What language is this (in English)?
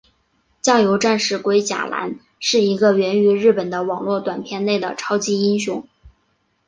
Chinese